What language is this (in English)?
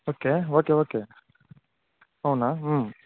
Telugu